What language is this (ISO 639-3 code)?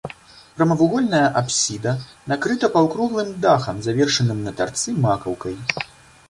bel